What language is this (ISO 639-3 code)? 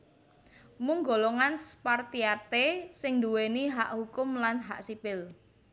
jav